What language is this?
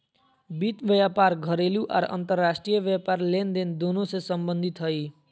Magahi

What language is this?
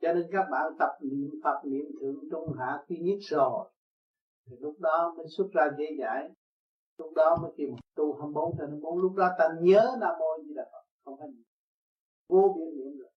Vietnamese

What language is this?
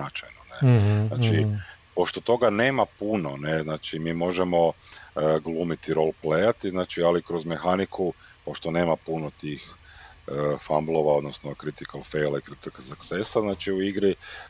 Croatian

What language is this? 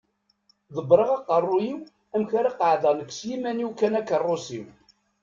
Kabyle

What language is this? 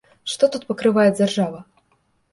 Belarusian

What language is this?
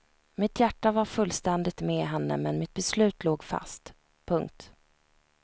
Swedish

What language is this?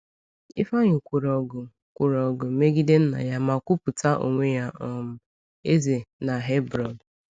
Igbo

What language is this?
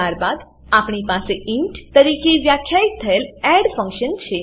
Gujarati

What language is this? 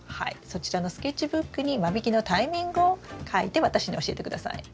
Japanese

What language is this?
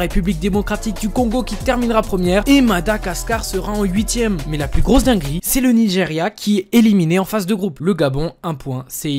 French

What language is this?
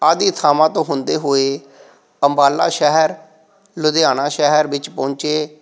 Punjabi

